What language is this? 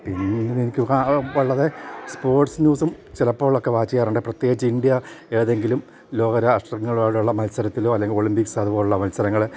Malayalam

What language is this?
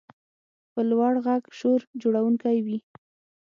Pashto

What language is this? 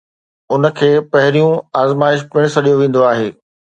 Sindhi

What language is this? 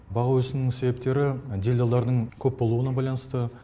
Kazakh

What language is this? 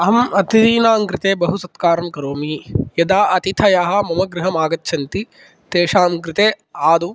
Sanskrit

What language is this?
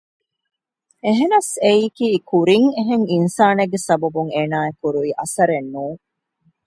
Divehi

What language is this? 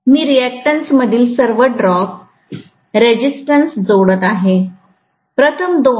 Marathi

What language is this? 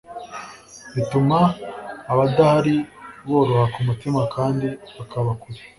Kinyarwanda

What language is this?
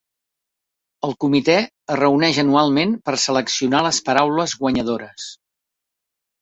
Catalan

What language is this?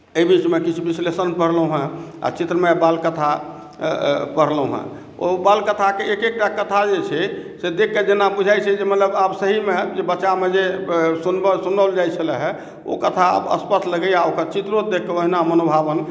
Maithili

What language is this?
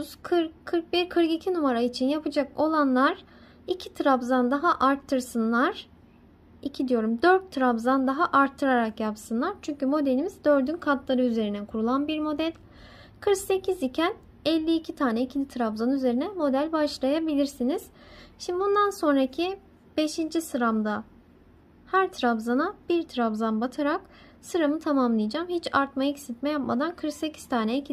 Turkish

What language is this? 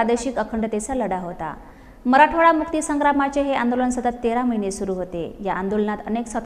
Marathi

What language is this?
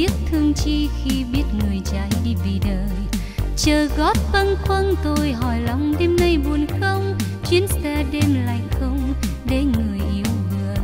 Vietnamese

